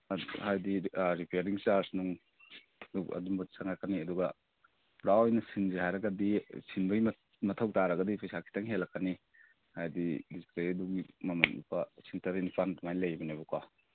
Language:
Manipuri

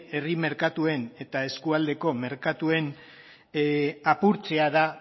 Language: Basque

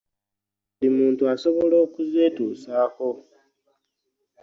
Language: Ganda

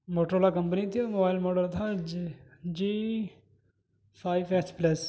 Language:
Urdu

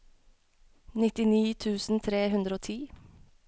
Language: Norwegian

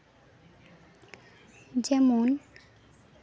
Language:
Santali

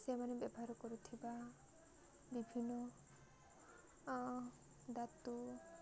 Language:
Odia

